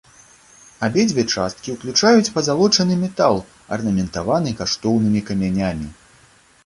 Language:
Belarusian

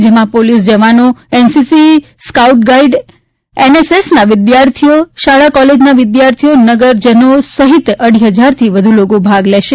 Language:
Gujarati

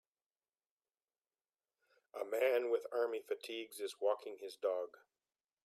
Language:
English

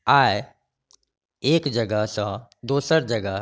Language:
Maithili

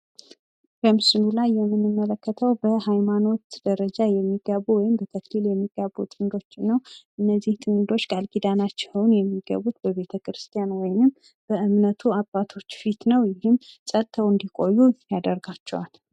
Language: Amharic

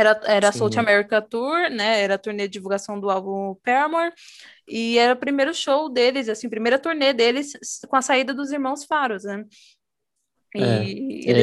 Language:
Portuguese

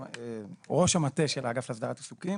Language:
Hebrew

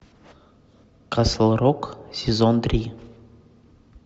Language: Russian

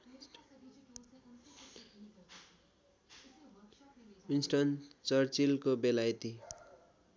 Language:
Nepali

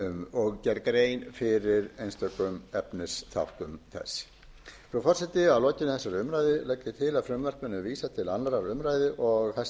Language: Icelandic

